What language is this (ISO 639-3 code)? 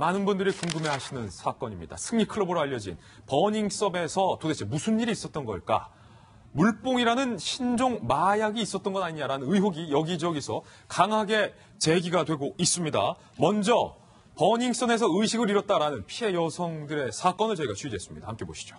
kor